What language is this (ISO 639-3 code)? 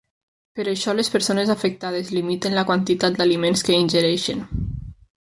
cat